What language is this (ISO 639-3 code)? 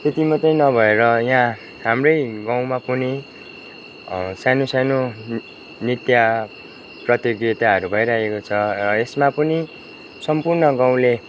nep